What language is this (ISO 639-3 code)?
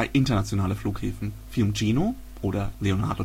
deu